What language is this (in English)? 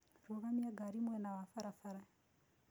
Kikuyu